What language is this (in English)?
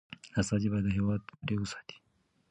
Pashto